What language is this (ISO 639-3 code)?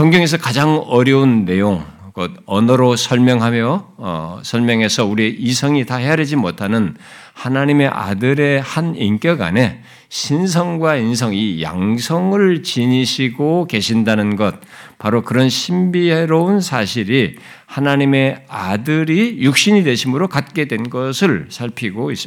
kor